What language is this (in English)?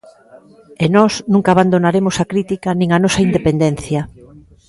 Galician